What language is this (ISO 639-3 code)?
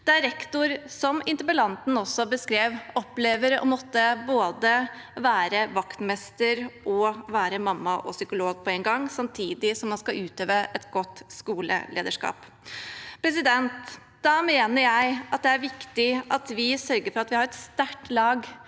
nor